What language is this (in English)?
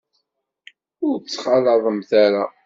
Kabyle